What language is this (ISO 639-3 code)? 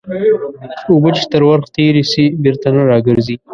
pus